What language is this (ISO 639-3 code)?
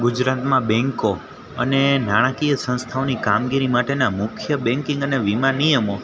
guj